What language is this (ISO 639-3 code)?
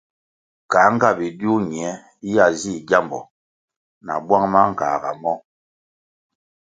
nmg